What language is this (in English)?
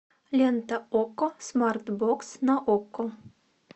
Russian